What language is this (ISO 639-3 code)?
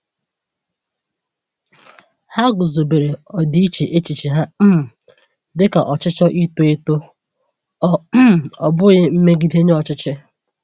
ibo